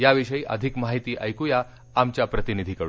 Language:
Marathi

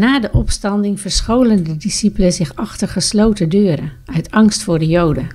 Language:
Dutch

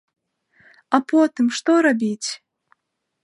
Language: Belarusian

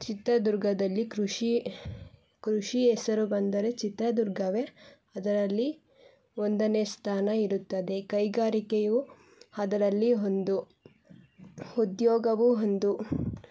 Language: Kannada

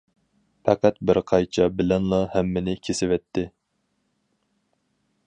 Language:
Uyghur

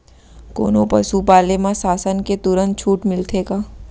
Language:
Chhattisgarhi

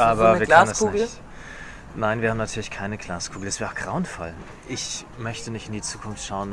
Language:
German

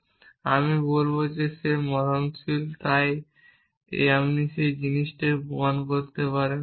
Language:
Bangla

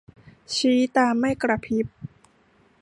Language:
Thai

